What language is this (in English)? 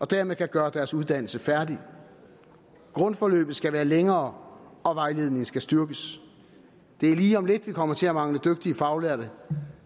Danish